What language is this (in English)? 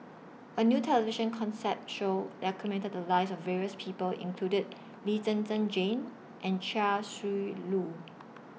English